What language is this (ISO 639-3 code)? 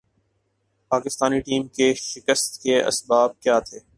urd